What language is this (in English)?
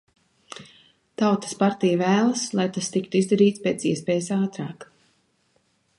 Latvian